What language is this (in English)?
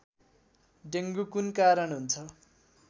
Nepali